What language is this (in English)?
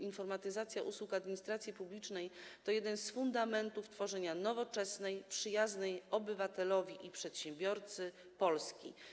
Polish